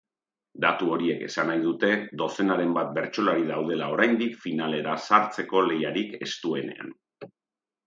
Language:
Basque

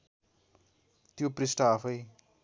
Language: Nepali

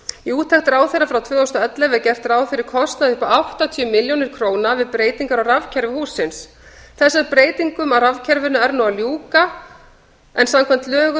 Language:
Icelandic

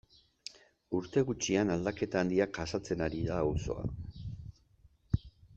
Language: Basque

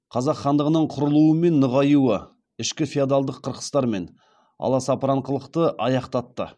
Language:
Kazakh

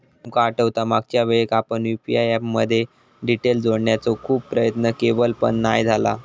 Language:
Marathi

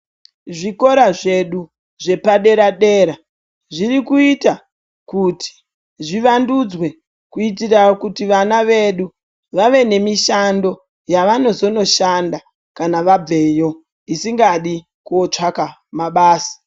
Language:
Ndau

